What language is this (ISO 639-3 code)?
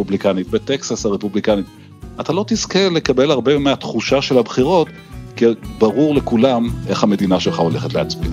heb